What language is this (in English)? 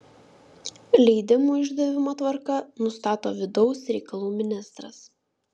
Lithuanian